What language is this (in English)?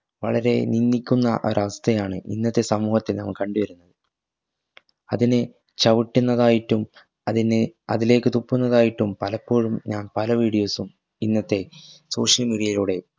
Malayalam